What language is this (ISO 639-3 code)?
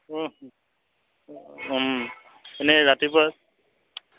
asm